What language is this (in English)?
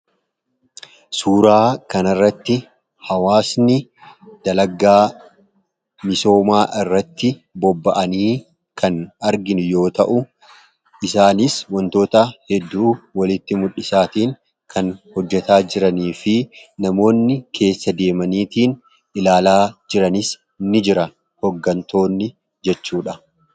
Oromo